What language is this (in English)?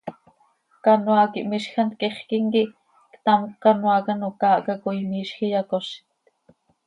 Seri